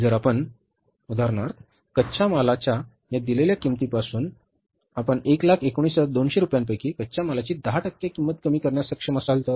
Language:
Marathi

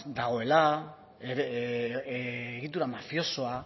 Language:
Basque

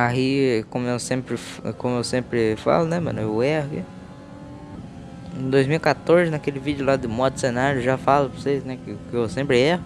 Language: Portuguese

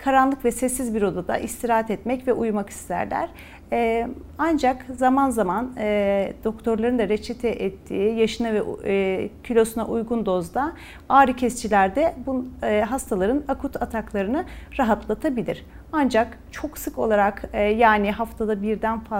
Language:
Turkish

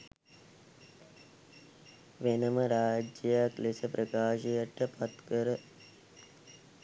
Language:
Sinhala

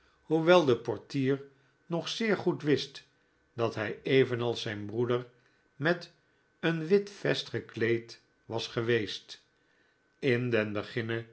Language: Dutch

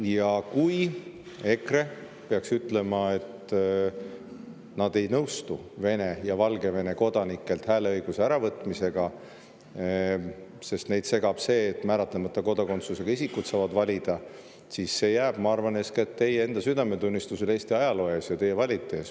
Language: Estonian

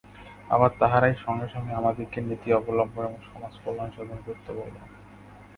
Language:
Bangla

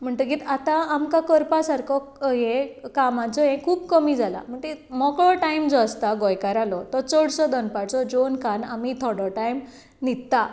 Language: Konkani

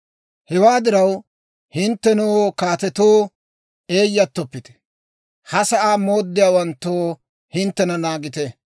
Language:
Dawro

